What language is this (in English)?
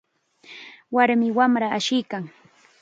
Chiquián Ancash Quechua